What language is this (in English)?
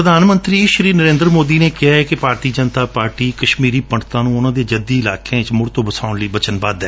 Punjabi